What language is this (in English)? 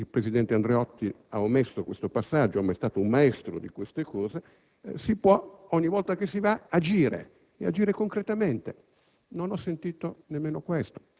Italian